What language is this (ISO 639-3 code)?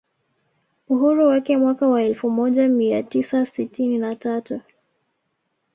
swa